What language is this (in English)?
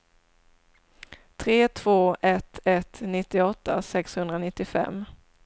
Swedish